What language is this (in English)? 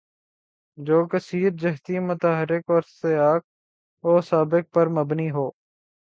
Urdu